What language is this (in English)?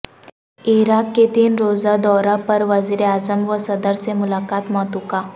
Urdu